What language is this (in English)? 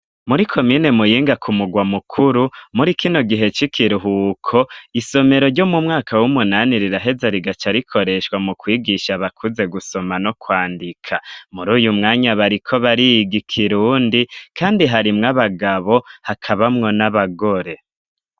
Rundi